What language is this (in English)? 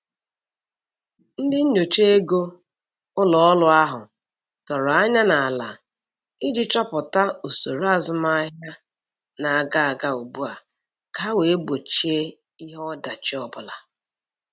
Igbo